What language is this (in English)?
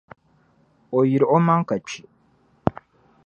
Dagbani